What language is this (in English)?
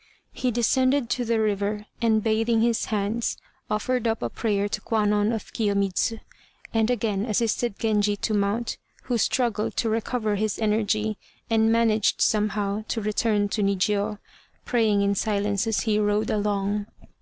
English